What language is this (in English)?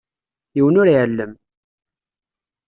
Kabyle